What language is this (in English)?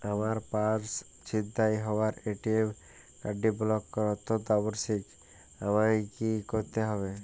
Bangla